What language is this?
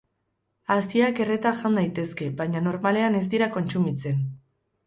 Basque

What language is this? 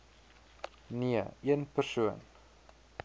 Afrikaans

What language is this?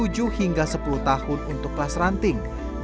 Indonesian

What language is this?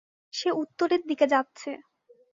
Bangla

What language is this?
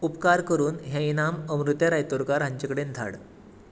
Konkani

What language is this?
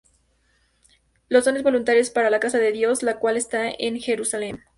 Spanish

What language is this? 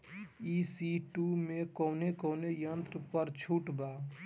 Bhojpuri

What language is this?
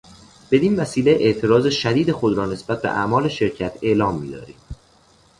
Persian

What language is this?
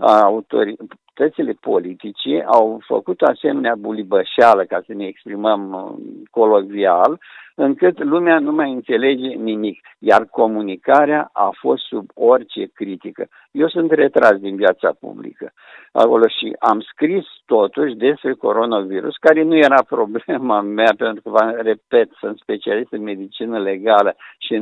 Romanian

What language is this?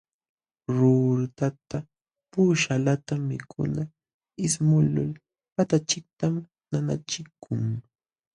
Jauja Wanca Quechua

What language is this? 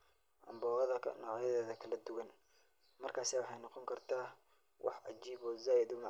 Somali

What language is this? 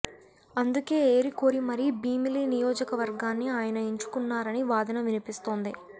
Telugu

